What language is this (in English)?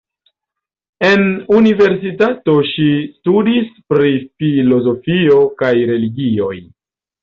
Esperanto